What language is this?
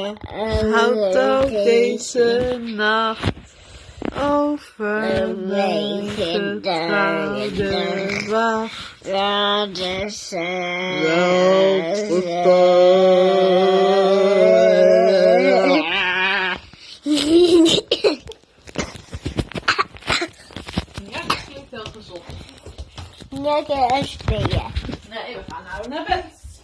Dutch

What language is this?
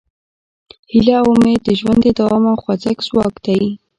Pashto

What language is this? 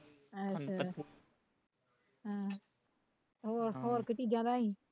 Punjabi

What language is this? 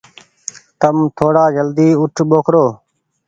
Goaria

